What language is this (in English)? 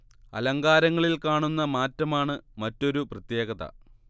Malayalam